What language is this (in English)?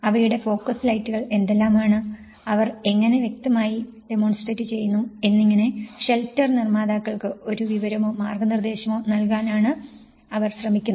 Malayalam